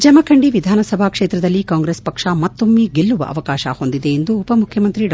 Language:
Kannada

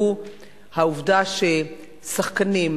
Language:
Hebrew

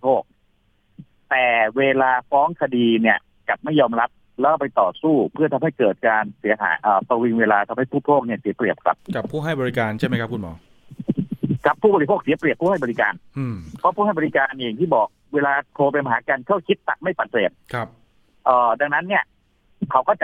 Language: Thai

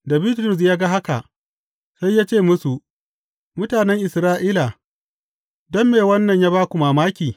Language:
Hausa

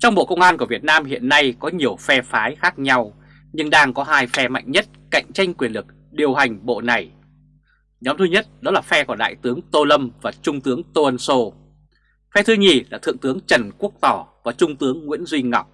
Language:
Vietnamese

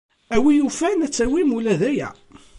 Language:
Kabyle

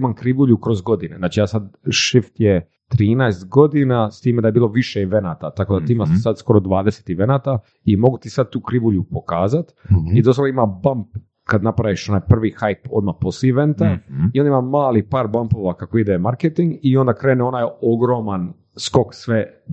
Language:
Croatian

